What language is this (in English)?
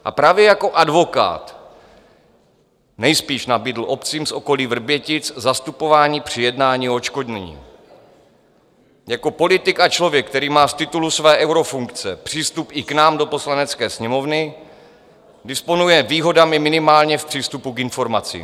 Czech